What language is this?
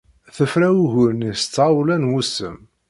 Kabyle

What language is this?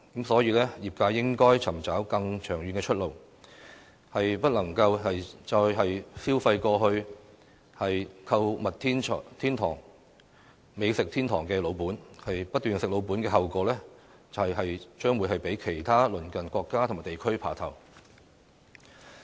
Cantonese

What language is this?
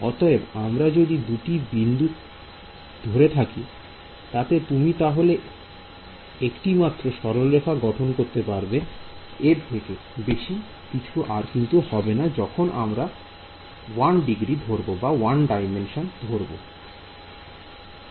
Bangla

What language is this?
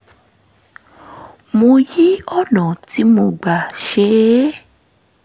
Yoruba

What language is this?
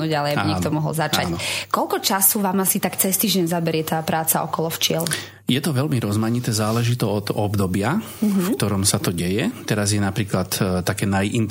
Slovak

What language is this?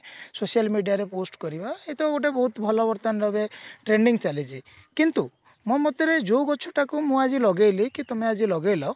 Odia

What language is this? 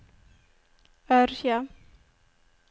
Norwegian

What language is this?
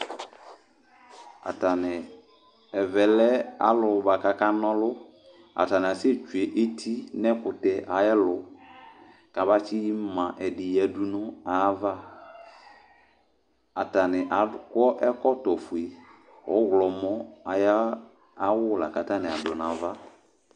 Ikposo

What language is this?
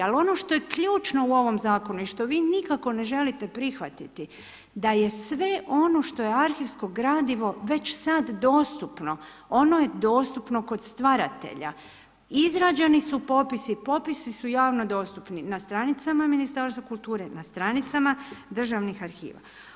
Croatian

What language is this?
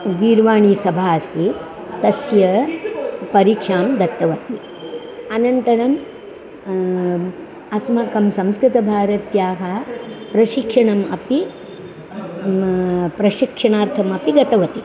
Sanskrit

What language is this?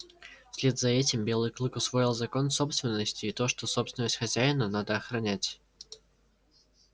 Russian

